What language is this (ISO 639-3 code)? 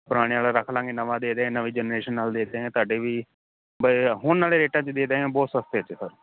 pan